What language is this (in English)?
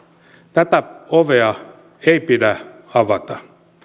Finnish